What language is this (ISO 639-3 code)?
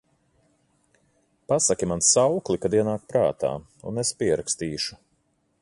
lav